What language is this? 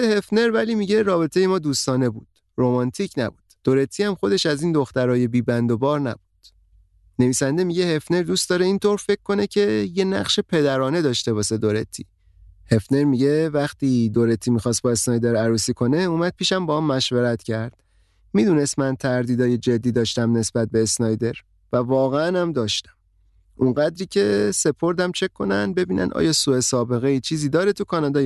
Persian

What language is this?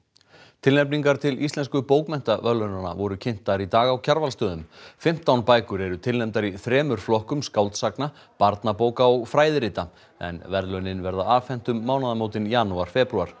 Icelandic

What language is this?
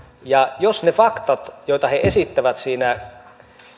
Finnish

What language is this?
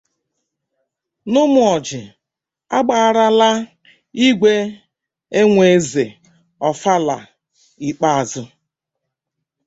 Igbo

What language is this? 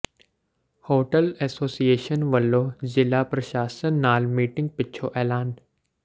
Punjabi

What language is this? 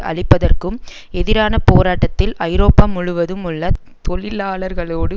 Tamil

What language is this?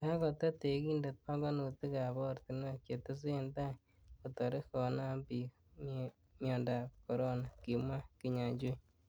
Kalenjin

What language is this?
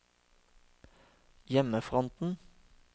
Norwegian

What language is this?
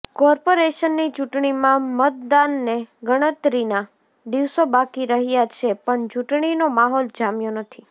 Gujarati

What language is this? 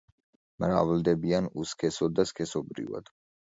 Georgian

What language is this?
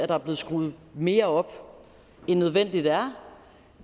Danish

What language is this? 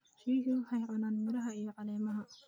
Somali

